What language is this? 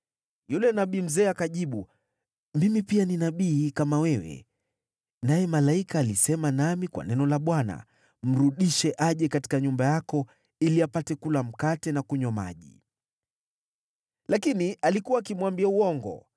Swahili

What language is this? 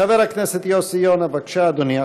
Hebrew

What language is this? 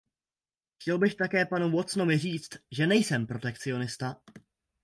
Czech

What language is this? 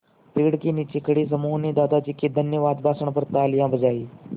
Hindi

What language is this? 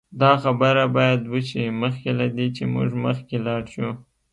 Pashto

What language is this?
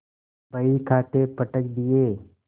Hindi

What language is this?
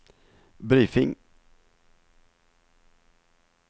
Norwegian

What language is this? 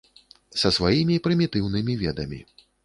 Belarusian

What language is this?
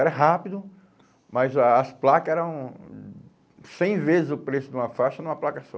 Portuguese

